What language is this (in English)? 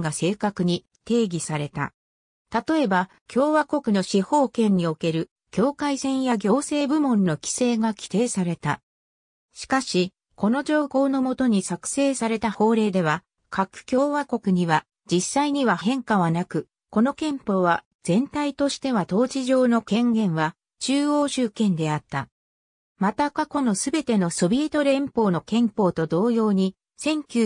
Japanese